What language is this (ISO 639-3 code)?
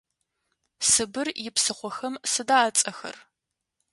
ady